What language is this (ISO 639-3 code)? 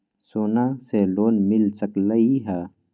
mag